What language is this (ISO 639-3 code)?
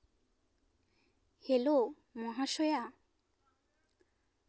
sat